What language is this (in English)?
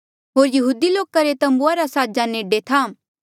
Mandeali